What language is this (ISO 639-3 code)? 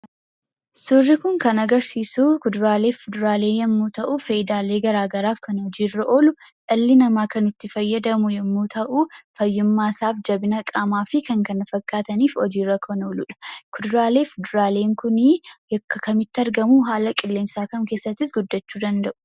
orm